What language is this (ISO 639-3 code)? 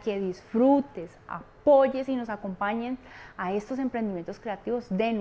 spa